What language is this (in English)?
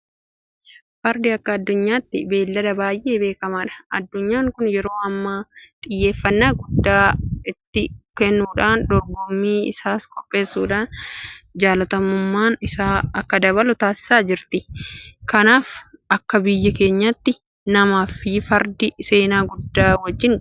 Oromo